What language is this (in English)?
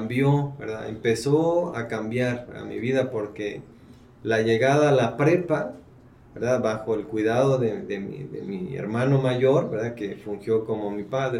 Spanish